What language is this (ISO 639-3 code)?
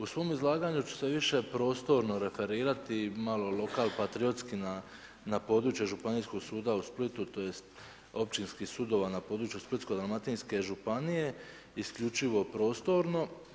hrv